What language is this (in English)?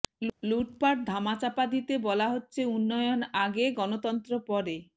Bangla